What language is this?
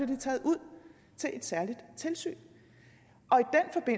Danish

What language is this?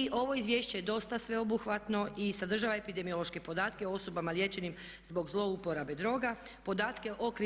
Croatian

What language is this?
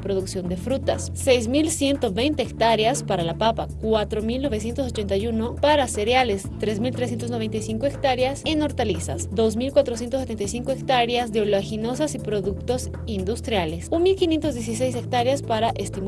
Spanish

